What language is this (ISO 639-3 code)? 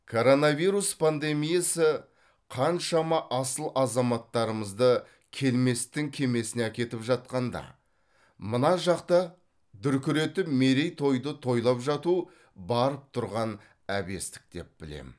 kaz